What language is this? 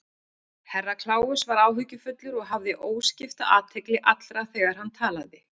Icelandic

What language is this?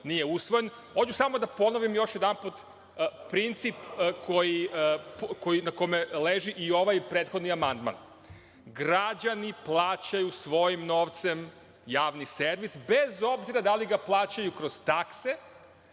Serbian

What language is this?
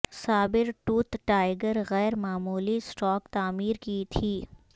Urdu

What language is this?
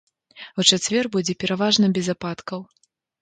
Belarusian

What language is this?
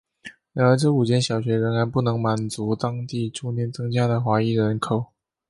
Chinese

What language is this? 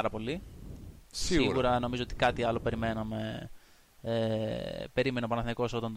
Greek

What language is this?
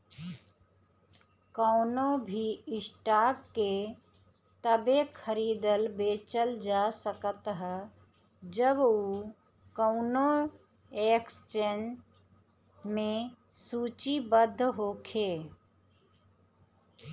Bhojpuri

